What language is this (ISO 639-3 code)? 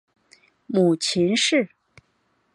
zho